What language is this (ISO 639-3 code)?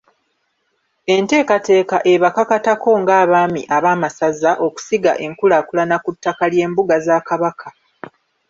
lug